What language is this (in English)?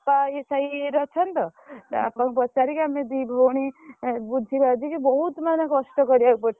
Odia